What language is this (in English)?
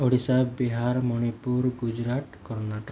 Odia